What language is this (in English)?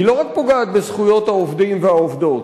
Hebrew